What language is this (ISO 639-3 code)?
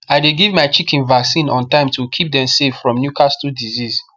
pcm